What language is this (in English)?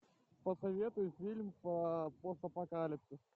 Russian